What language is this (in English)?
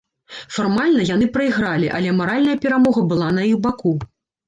Belarusian